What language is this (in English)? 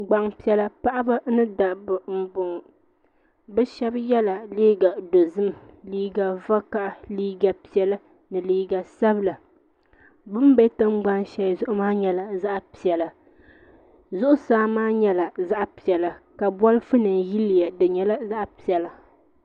Dagbani